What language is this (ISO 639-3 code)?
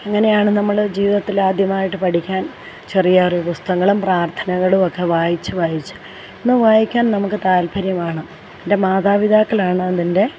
mal